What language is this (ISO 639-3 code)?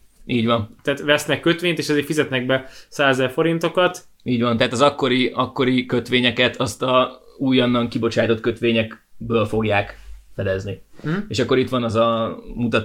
hun